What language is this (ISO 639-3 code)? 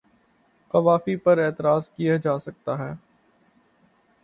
urd